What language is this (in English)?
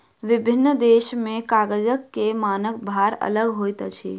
Maithili